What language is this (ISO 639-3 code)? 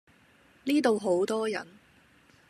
yue